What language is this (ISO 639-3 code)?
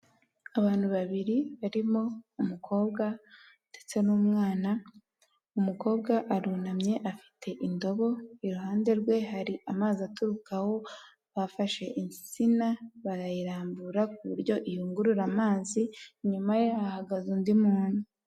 kin